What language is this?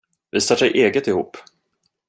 Swedish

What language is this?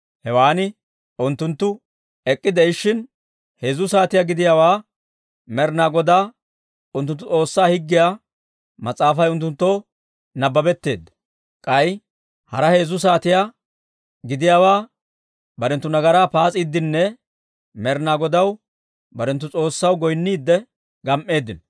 Dawro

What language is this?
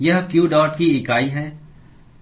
Hindi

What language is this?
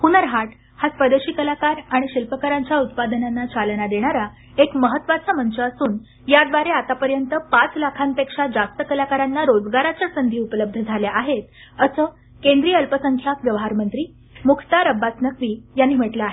Marathi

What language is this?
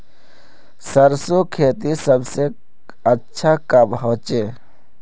Magahi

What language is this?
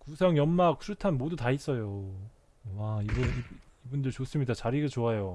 Korean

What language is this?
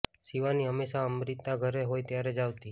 Gujarati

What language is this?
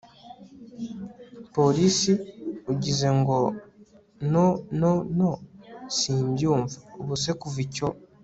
Kinyarwanda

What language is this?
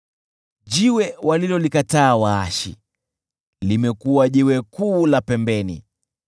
Swahili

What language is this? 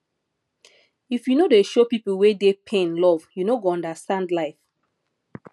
Nigerian Pidgin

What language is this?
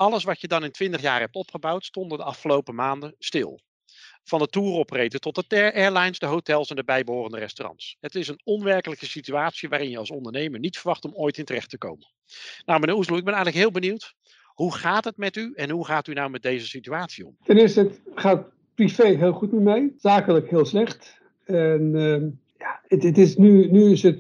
Dutch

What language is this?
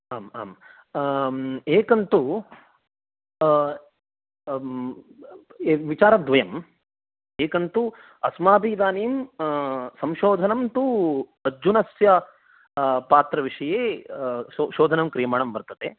Sanskrit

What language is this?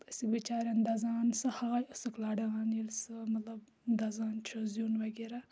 Kashmiri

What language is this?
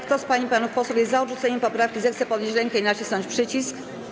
Polish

